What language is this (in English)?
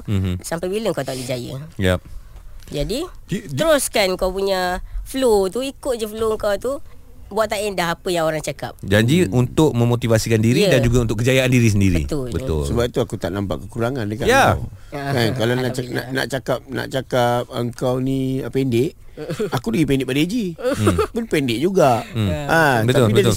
Malay